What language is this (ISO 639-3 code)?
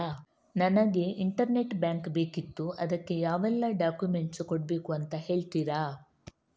kan